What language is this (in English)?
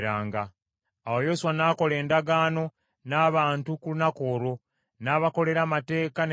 Ganda